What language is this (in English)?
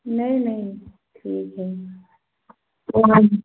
Hindi